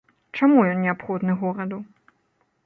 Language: Belarusian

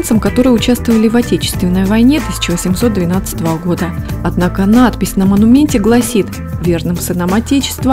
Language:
Russian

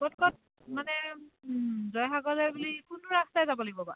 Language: Assamese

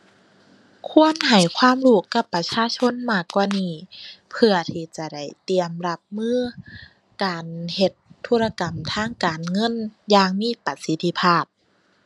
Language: Thai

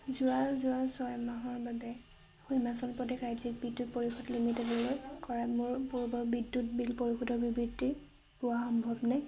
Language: Assamese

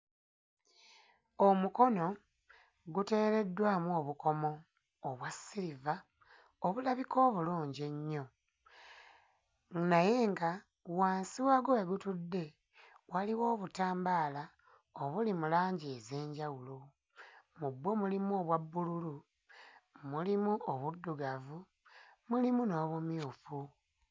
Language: Ganda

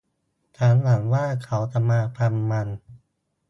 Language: Thai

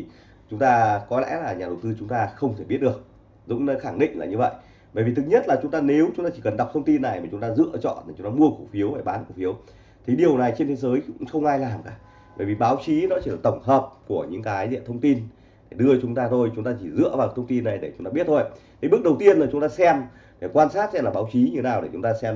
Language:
Vietnamese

